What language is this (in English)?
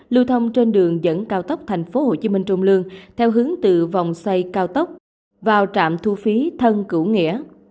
Vietnamese